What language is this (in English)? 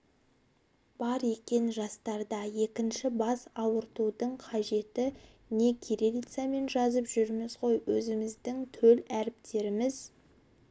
Kazakh